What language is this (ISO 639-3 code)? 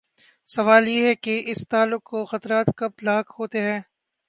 urd